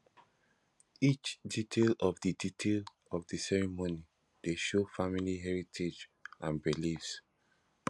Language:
Nigerian Pidgin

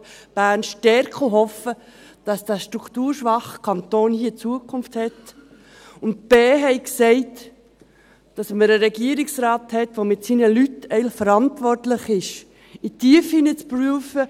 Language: Swiss German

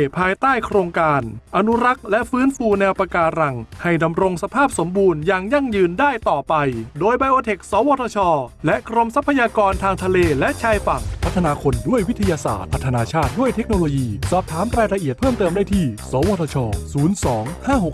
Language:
Thai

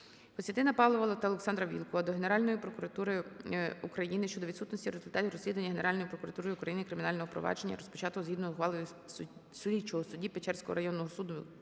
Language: Ukrainian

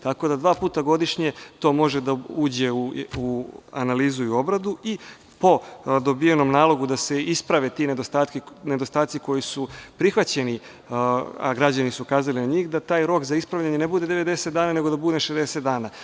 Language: Serbian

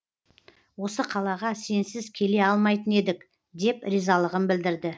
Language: Kazakh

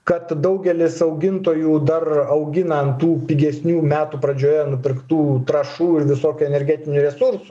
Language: Lithuanian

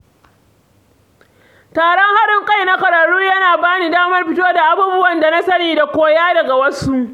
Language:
Hausa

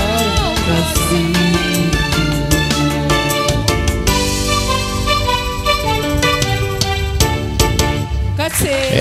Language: Malay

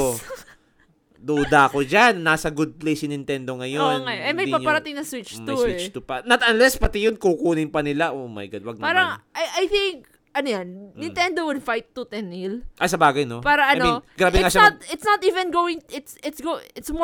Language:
Filipino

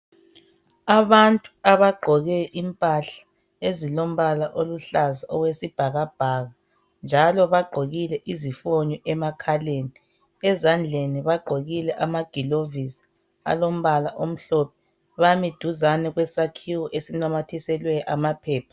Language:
North Ndebele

